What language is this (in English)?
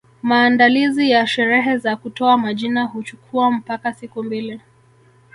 Swahili